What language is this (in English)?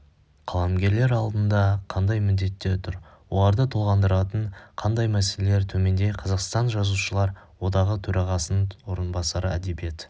Kazakh